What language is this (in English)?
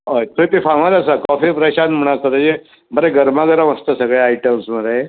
Konkani